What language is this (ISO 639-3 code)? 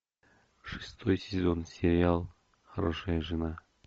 rus